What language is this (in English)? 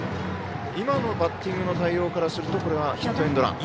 Japanese